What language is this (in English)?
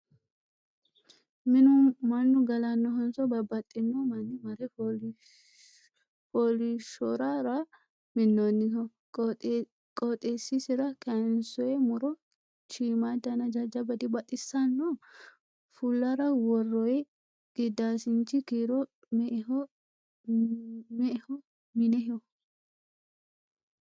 Sidamo